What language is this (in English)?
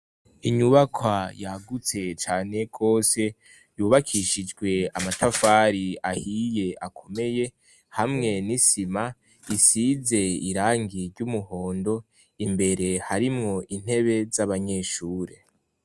Rundi